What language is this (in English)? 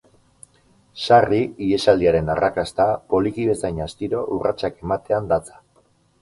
Basque